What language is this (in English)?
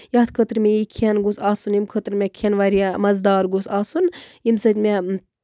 Kashmiri